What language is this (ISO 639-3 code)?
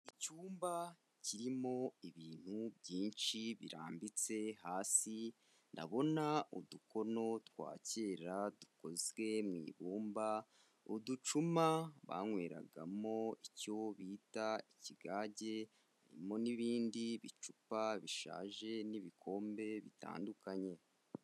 kin